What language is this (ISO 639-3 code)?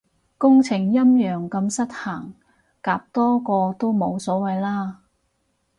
yue